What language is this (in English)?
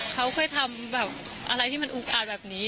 Thai